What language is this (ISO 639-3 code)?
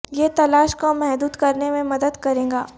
urd